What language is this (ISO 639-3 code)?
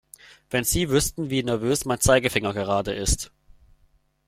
deu